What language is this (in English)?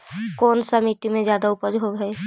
Magahi